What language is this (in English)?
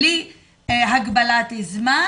Hebrew